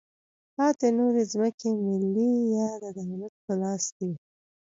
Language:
Pashto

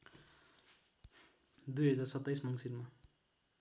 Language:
Nepali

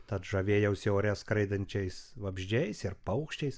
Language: Lithuanian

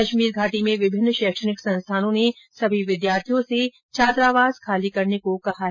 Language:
Hindi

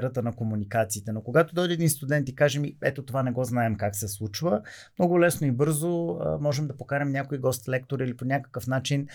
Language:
Bulgarian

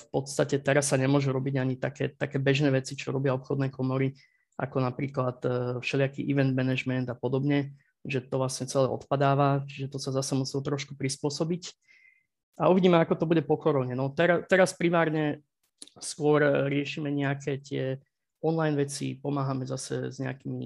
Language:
Slovak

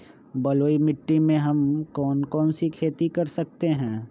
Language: Magahi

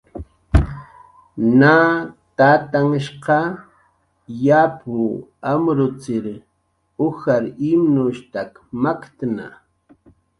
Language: Jaqaru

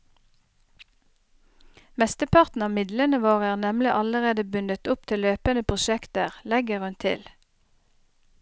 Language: Norwegian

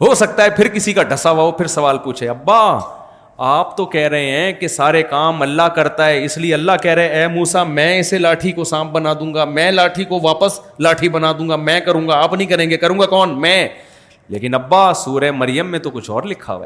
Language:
Urdu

